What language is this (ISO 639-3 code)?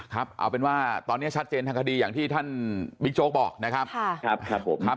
tha